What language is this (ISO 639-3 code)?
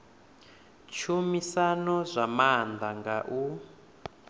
ven